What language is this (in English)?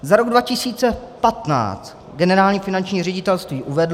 Czech